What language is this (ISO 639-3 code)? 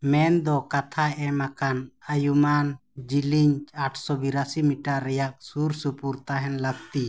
sat